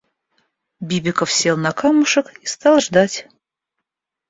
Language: Russian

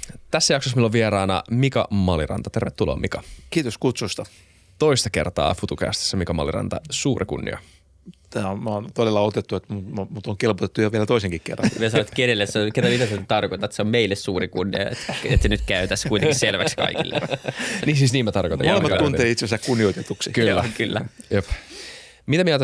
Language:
Finnish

